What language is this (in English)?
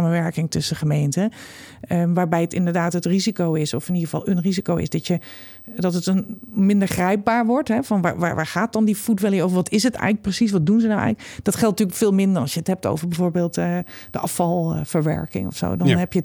Dutch